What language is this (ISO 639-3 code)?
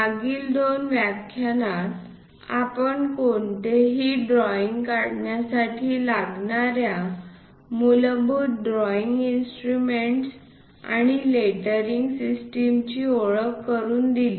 mar